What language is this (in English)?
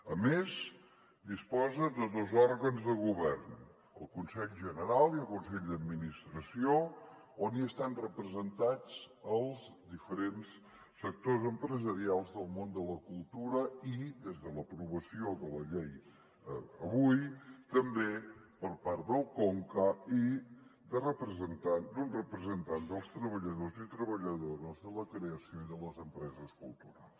Catalan